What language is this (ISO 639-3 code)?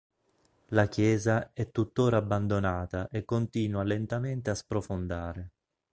ita